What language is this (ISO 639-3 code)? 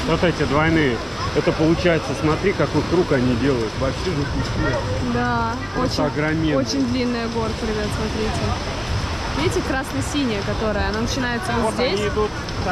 rus